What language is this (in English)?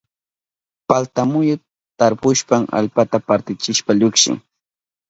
Southern Pastaza Quechua